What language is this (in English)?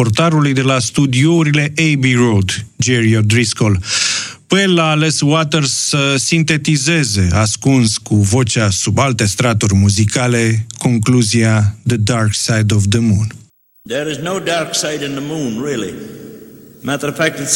Romanian